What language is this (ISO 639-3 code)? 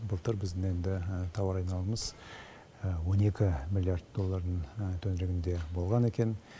kaz